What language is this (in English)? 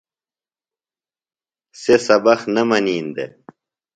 Phalura